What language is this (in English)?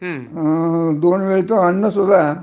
Marathi